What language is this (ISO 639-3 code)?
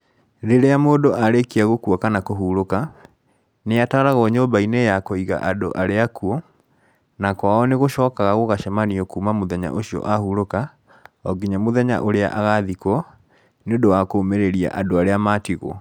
kik